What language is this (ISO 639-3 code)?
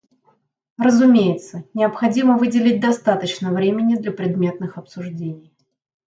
rus